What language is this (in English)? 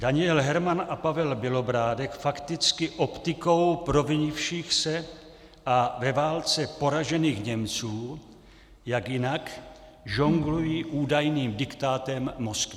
Czech